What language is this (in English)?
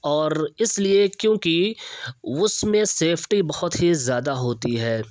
Urdu